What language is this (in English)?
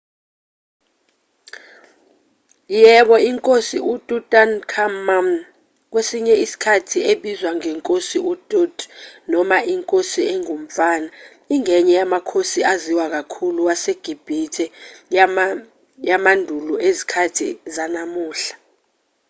Zulu